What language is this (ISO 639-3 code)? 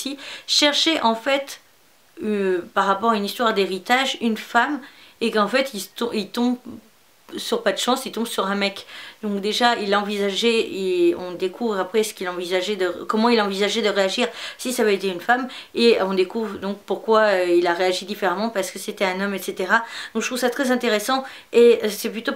fra